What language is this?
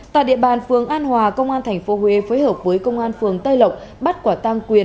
Vietnamese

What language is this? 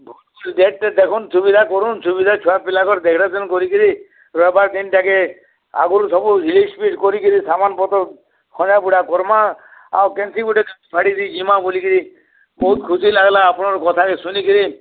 Odia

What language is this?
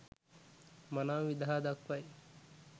Sinhala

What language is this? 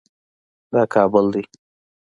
Pashto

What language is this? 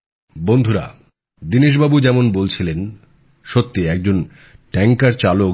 Bangla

